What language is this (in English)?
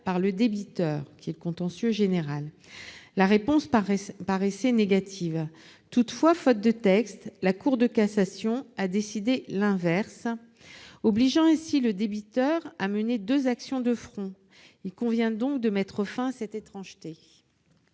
French